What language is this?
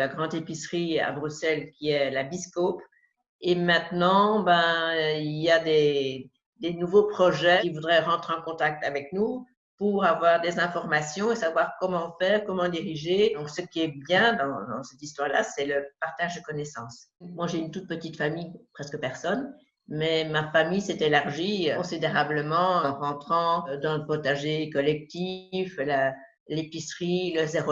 French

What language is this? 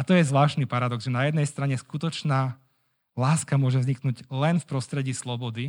Slovak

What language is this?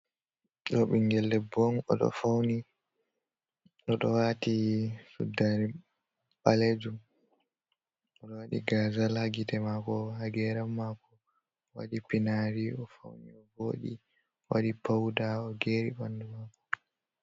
Fula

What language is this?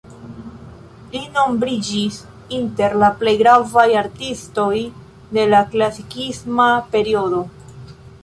Esperanto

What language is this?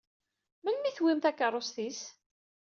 Kabyle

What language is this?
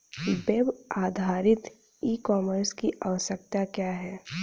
Hindi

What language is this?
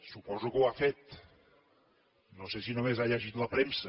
Catalan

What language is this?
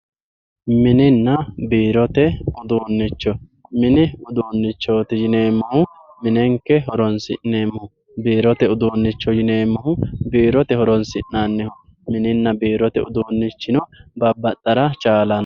Sidamo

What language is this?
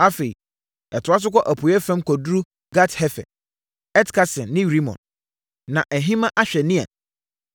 Akan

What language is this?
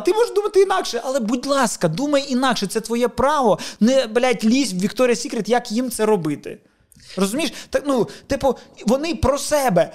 Ukrainian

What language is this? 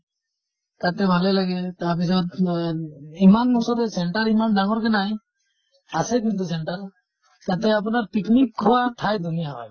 Assamese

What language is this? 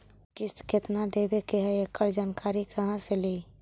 Magahi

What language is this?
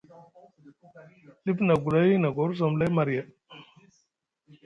Musgu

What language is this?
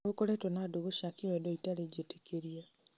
Kikuyu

